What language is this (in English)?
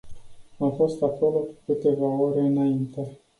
Romanian